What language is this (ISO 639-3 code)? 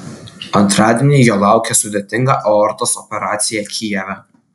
lit